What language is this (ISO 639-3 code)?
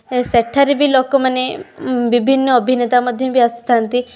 ori